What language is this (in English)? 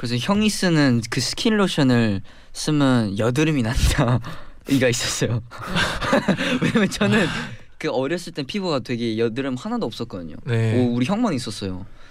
Korean